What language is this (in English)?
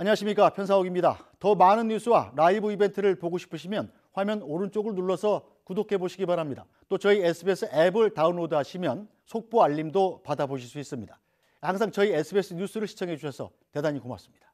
Korean